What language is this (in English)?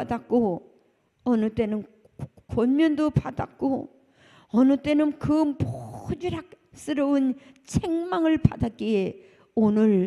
Korean